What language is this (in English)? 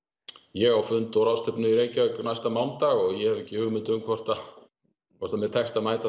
Icelandic